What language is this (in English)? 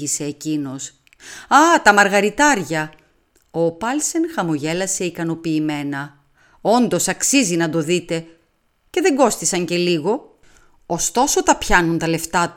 Greek